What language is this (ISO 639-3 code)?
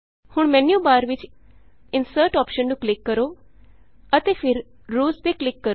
pan